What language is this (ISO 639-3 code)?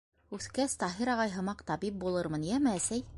bak